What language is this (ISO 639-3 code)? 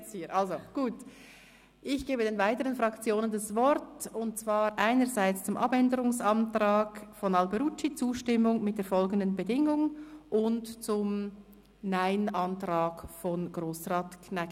gsw